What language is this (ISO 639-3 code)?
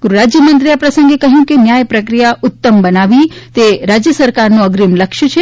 guj